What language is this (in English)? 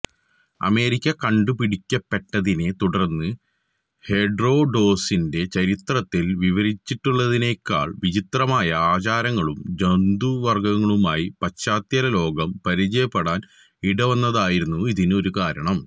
Malayalam